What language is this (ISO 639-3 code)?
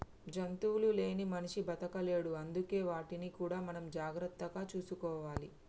tel